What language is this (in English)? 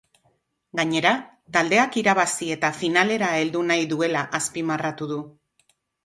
Basque